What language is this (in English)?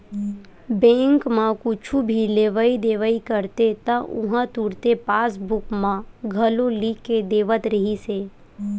Chhattisgarhi